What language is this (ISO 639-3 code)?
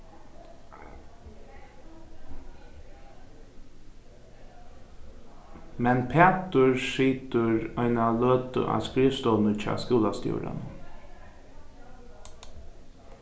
fao